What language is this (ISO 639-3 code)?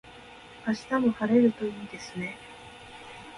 jpn